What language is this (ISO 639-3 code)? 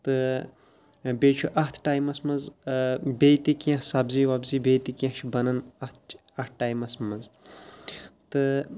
kas